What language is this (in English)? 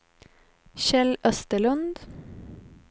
Swedish